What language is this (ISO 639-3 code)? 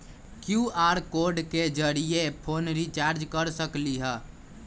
mag